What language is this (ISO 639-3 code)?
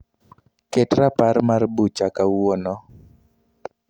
luo